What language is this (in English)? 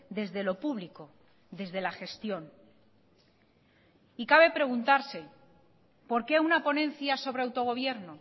Spanish